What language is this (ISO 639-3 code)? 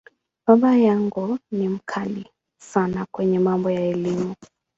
swa